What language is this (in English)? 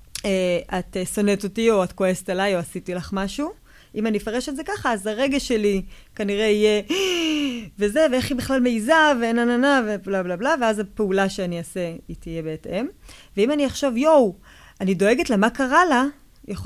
Hebrew